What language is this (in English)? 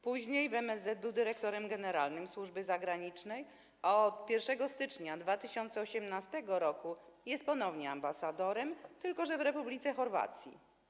Polish